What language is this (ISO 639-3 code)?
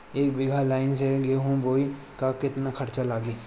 bho